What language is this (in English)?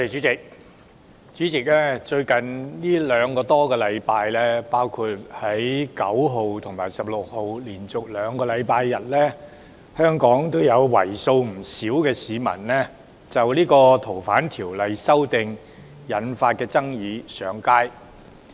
Cantonese